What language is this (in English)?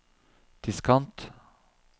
Norwegian